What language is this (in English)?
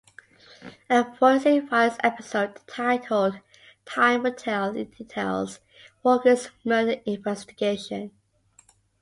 English